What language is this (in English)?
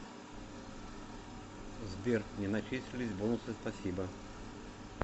Russian